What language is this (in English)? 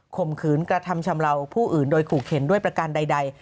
Thai